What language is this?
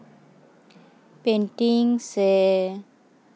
Santali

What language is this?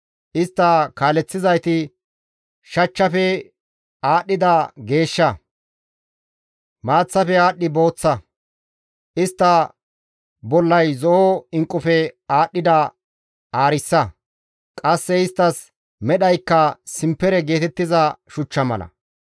Gamo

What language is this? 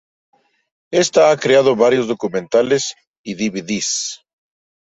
Spanish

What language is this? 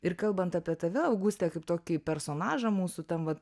Lithuanian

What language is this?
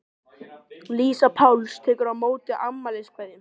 Icelandic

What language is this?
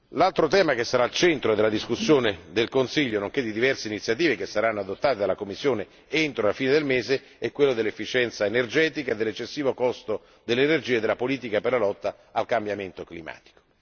Italian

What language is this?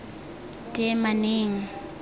Tswana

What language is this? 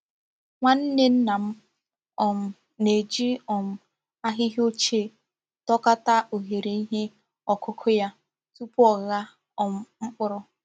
Igbo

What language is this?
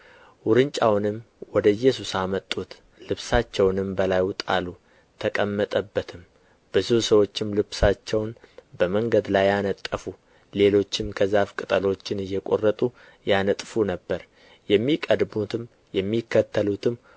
Amharic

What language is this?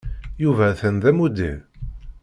Kabyle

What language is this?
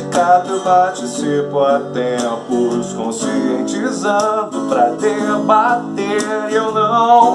Portuguese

